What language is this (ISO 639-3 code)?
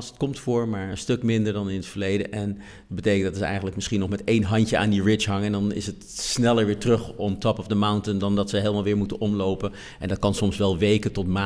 nld